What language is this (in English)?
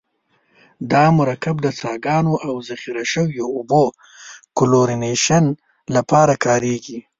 Pashto